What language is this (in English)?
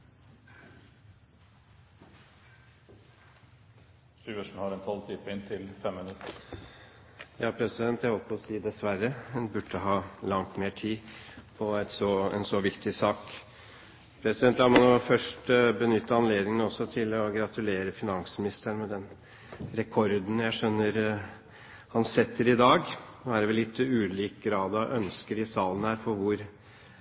Norwegian Bokmål